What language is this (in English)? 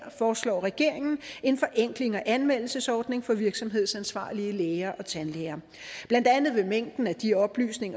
Danish